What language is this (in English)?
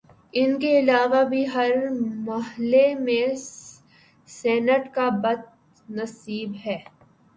Urdu